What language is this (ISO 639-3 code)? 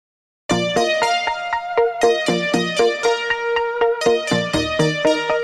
ind